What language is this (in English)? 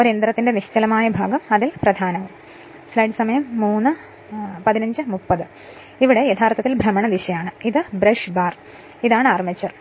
Malayalam